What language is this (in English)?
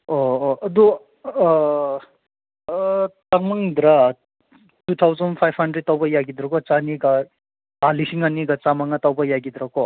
Manipuri